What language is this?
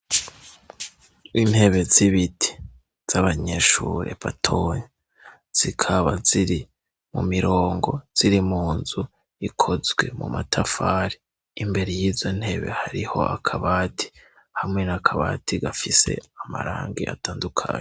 Rundi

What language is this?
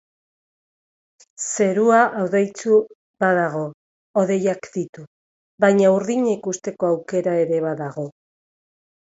Basque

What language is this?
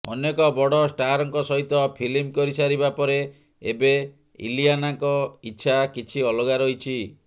Odia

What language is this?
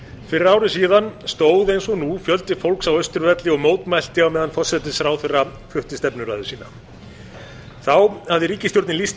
Icelandic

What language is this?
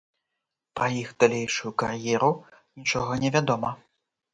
Belarusian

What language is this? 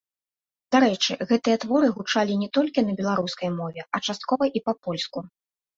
Belarusian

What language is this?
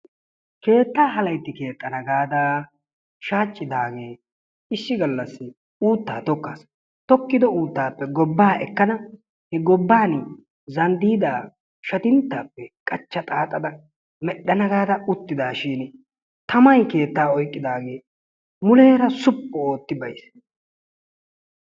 Wolaytta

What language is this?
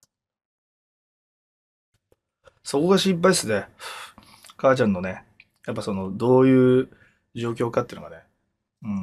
Japanese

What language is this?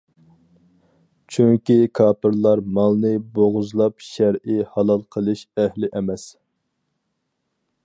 Uyghur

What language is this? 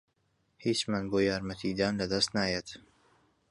Central Kurdish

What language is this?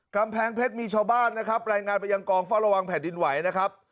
Thai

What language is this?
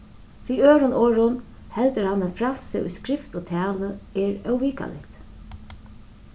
Faroese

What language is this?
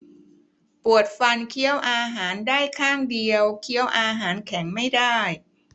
Thai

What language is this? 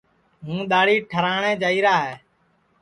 Sansi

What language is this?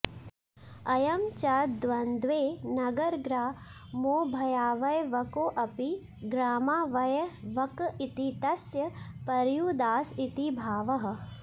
Sanskrit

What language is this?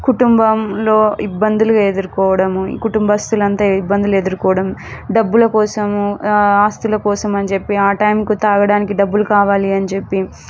Telugu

